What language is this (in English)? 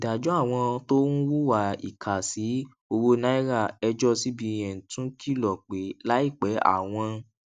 Yoruba